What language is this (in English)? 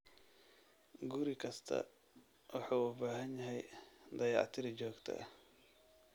Somali